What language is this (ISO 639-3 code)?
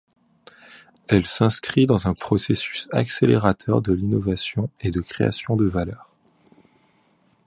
fra